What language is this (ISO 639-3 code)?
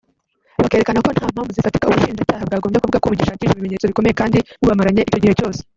kin